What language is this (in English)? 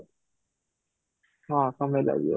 Odia